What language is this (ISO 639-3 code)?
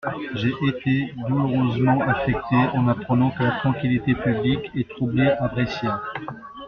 fra